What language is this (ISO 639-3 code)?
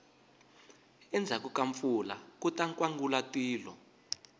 tso